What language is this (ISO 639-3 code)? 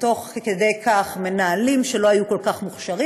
heb